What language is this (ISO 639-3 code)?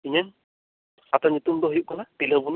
sat